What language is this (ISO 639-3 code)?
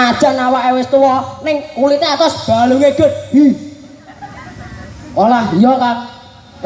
ind